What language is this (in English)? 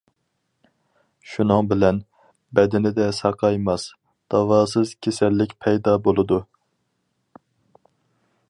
Uyghur